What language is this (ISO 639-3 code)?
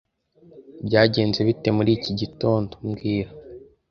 kin